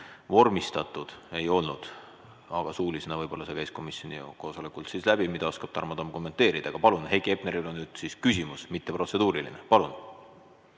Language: Estonian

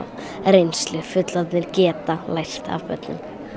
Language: Icelandic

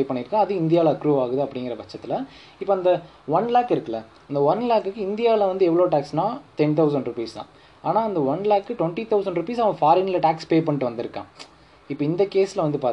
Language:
Tamil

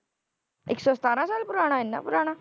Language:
Punjabi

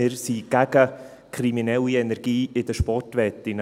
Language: Swiss German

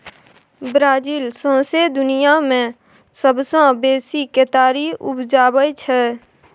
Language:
Maithili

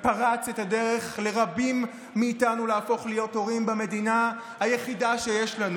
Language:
Hebrew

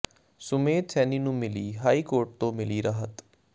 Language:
Punjabi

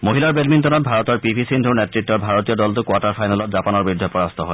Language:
Assamese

